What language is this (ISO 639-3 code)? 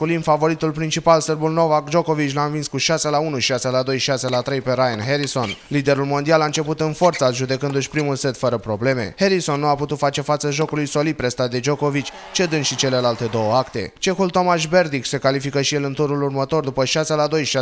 ron